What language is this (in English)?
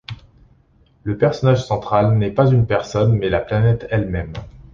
French